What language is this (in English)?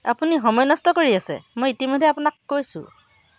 Assamese